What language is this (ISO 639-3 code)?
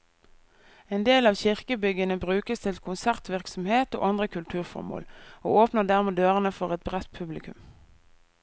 nor